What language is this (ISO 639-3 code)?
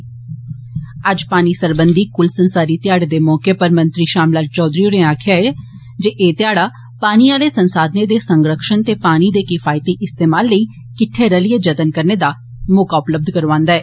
doi